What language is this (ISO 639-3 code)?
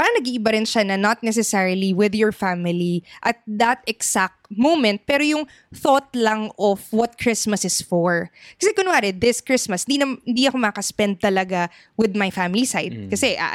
fil